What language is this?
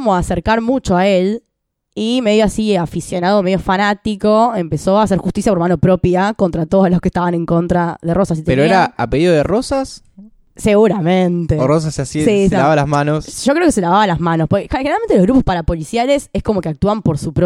Spanish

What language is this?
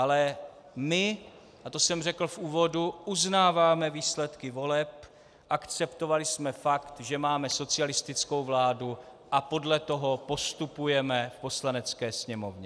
Czech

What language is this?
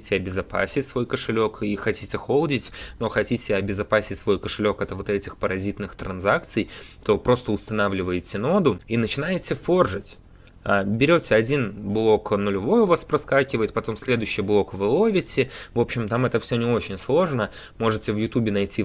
Russian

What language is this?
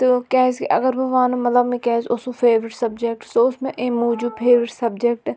Kashmiri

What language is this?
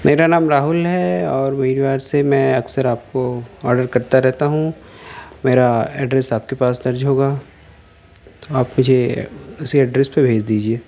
Urdu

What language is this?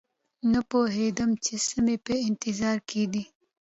Pashto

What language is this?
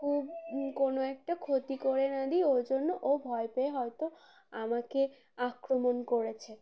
Bangla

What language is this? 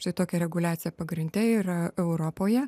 Lithuanian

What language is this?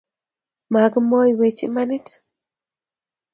Kalenjin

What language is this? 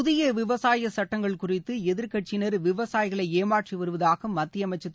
Tamil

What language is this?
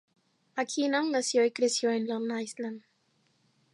Spanish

